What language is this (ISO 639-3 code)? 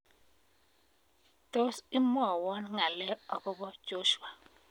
kln